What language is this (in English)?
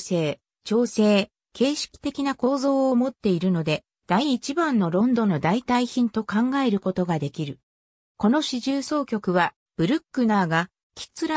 Japanese